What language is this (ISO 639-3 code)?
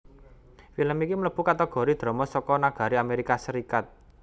jav